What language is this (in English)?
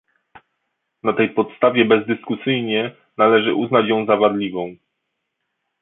Polish